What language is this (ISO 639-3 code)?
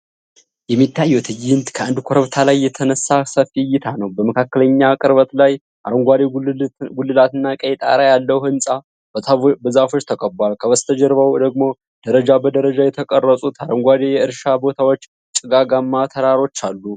amh